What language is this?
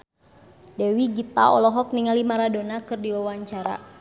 Sundanese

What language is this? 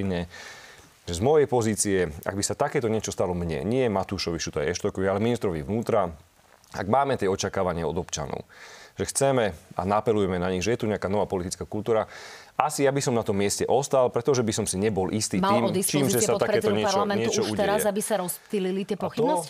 Slovak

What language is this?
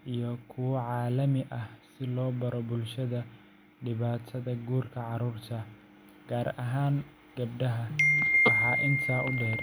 Somali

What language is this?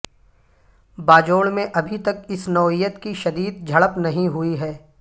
Urdu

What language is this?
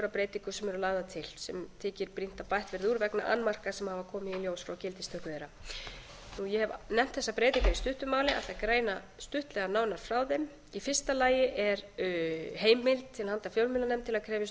Icelandic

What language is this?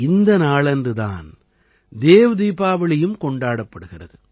Tamil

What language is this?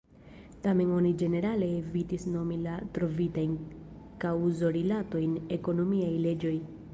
Esperanto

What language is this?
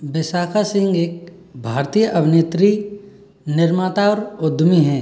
Hindi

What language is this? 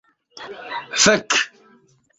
Esperanto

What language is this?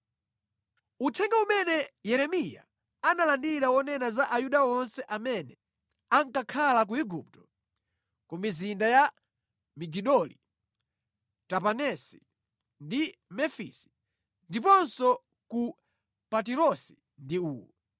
Nyanja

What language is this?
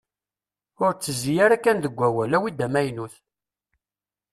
Kabyle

